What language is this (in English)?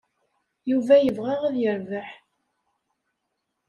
Kabyle